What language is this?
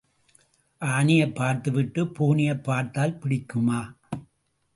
Tamil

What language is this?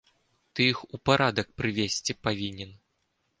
Belarusian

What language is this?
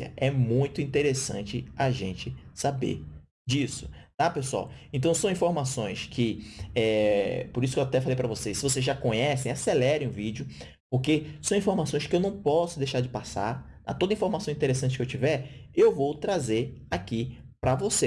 Portuguese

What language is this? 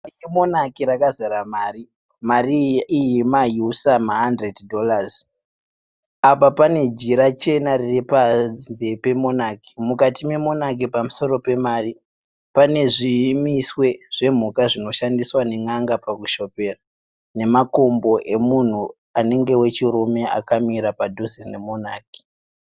Shona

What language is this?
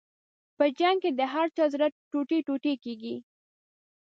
Pashto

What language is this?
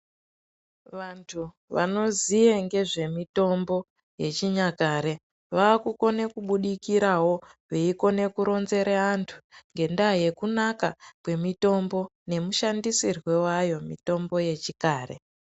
Ndau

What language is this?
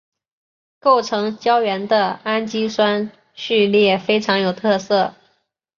Chinese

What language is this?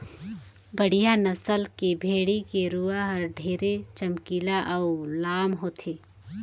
Chhattisgarhi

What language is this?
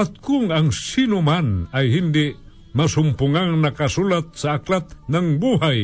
Filipino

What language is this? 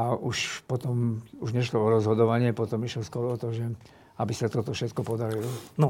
Slovak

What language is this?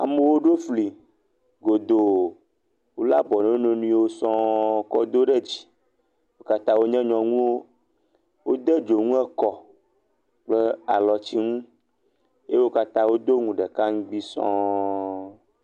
Ewe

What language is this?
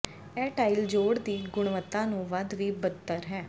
Punjabi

